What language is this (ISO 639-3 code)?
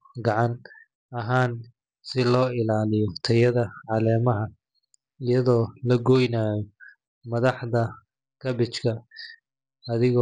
som